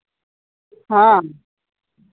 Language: Santali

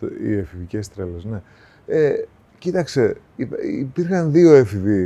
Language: Greek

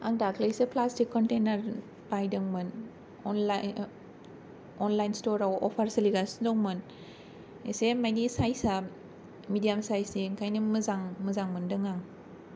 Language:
Bodo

